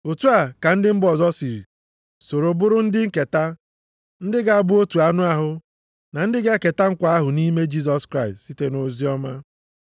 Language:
Igbo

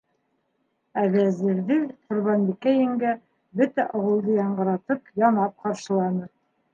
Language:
Bashkir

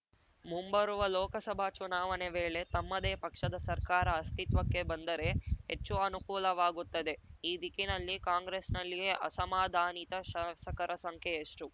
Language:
Kannada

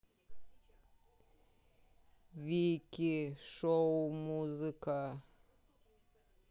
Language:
Russian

